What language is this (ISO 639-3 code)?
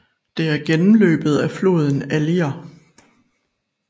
dan